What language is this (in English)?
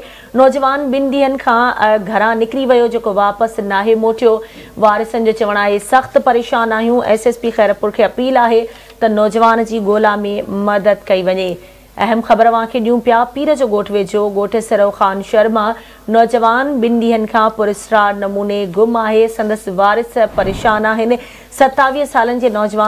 Hindi